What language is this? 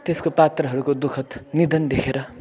Nepali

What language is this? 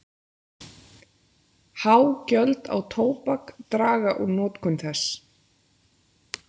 Icelandic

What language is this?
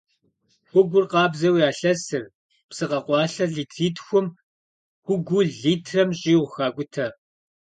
Kabardian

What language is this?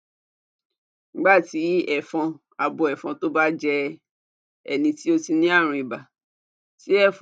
Yoruba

